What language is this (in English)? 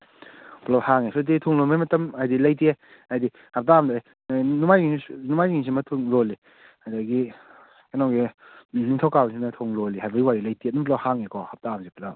Manipuri